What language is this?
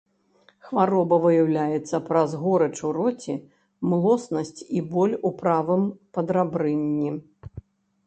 Belarusian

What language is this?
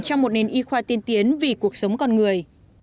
Vietnamese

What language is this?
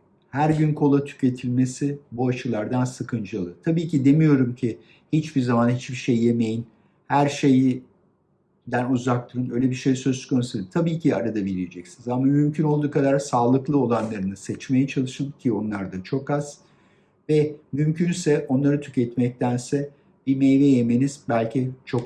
Turkish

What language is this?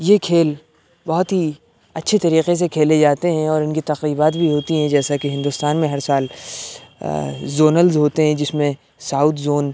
Urdu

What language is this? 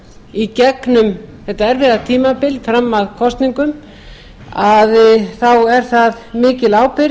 Icelandic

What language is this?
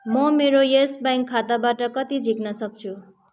Nepali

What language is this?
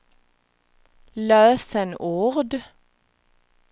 Swedish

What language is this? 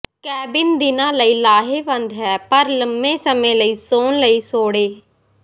Punjabi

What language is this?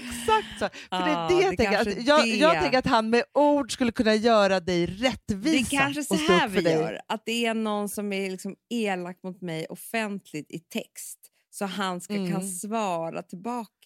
Swedish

